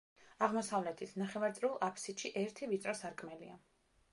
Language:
Georgian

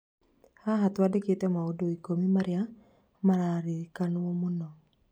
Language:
Kikuyu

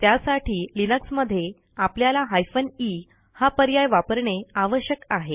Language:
Marathi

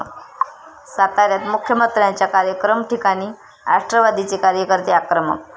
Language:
Marathi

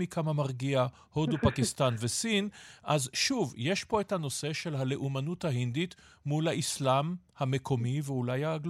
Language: Hebrew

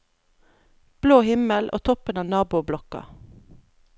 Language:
Norwegian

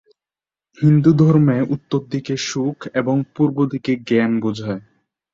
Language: Bangla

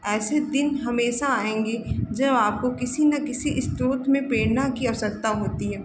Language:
Hindi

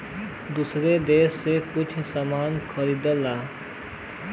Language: Bhojpuri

